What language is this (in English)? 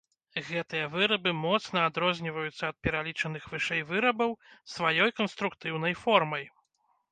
Belarusian